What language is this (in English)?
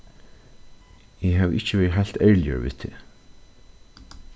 Faroese